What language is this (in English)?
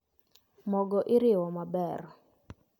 Luo (Kenya and Tanzania)